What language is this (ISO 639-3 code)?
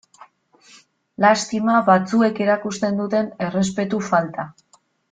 eus